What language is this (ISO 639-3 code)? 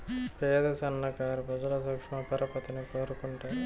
tel